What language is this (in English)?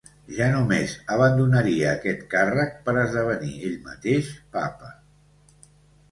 Catalan